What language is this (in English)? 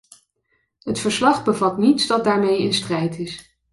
Dutch